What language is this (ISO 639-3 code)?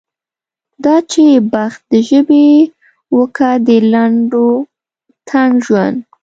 pus